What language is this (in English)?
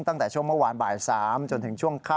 Thai